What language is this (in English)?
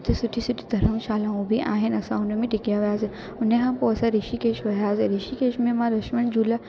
Sindhi